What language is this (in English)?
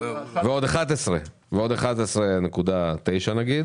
Hebrew